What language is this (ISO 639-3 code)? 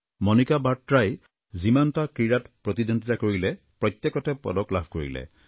asm